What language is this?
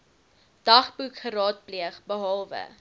Afrikaans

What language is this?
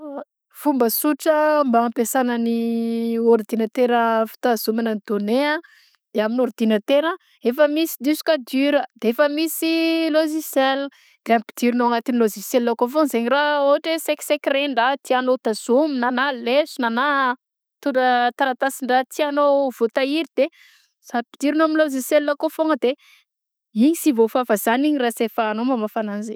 Southern Betsimisaraka Malagasy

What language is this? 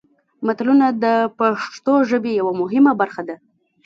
Pashto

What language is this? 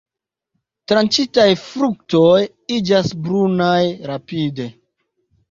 Esperanto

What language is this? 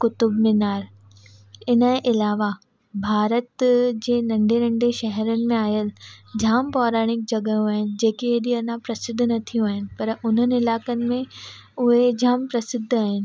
Sindhi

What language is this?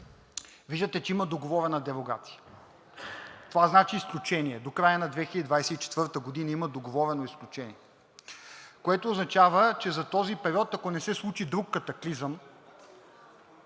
Bulgarian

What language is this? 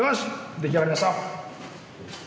Japanese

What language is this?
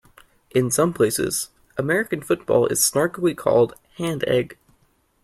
English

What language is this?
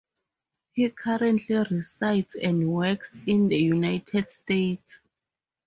English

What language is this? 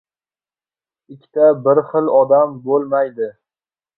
Uzbek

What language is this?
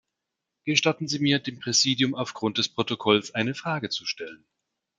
German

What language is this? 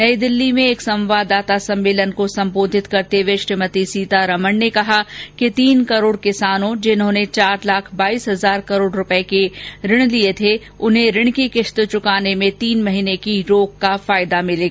Hindi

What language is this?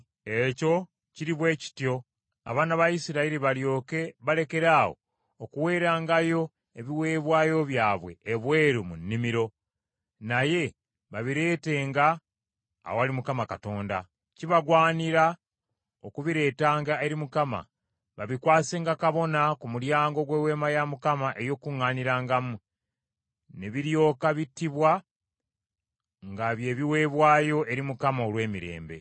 Ganda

